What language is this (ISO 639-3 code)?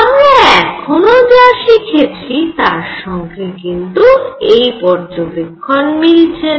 ben